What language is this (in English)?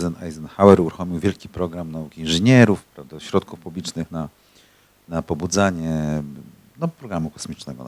Polish